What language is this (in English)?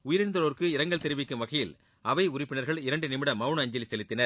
Tamil